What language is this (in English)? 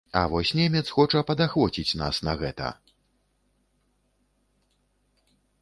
Belarusian